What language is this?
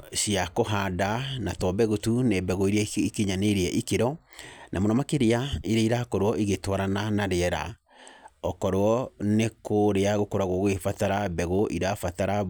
Kikuyu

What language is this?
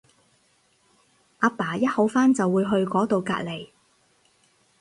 Cantonese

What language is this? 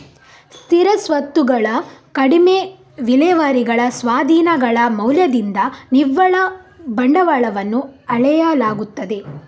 Kannada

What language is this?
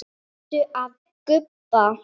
Icelandic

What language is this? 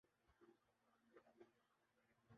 Urdu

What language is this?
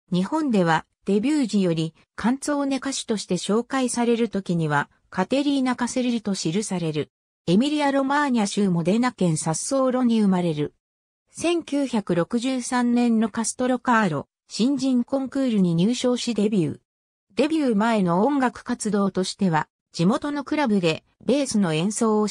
Japanese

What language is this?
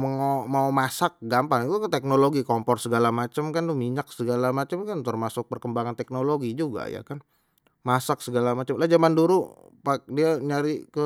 Betawi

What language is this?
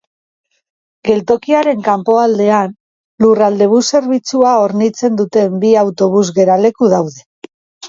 Basque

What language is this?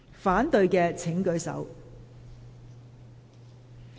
Cantonese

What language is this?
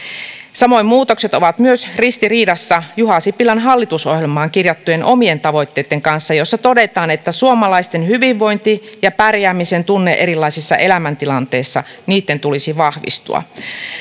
Finnish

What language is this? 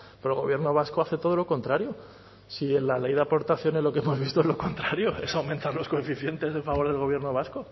Spanish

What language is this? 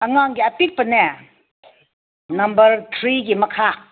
Manipuri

